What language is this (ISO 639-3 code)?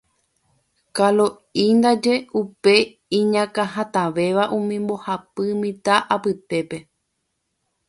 grn